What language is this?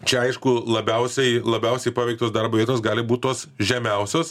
Lithuanian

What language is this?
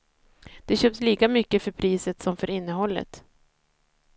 Swedish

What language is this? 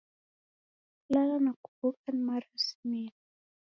Taita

